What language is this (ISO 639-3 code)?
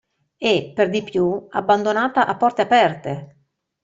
ita